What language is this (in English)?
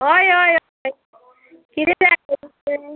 Konkani